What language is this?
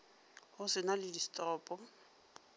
Northern Sotho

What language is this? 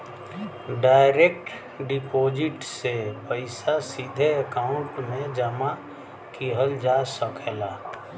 Bhojpuri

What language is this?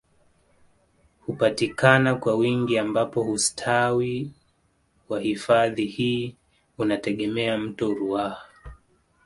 Swahili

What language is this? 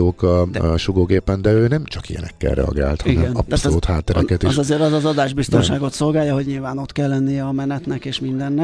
Hungarian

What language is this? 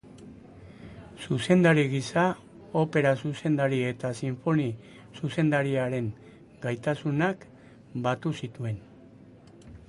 Basque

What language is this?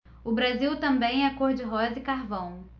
Portuguese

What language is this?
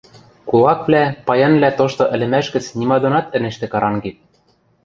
Western Mari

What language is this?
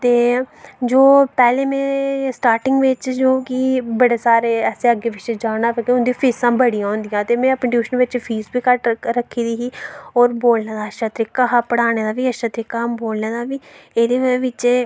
Dogri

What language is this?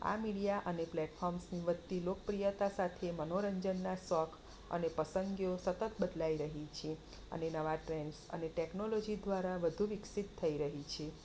Gujarati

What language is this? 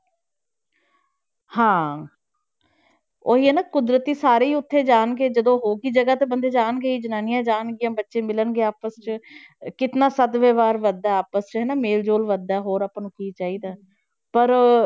Punjabi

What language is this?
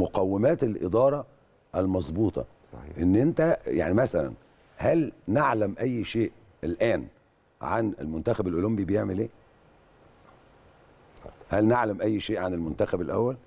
Arabic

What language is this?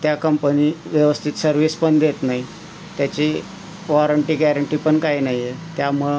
Marathi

